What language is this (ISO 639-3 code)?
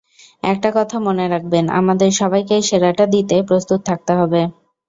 ben